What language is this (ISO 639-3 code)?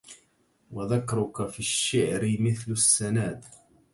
ara